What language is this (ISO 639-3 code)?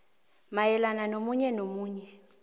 nbl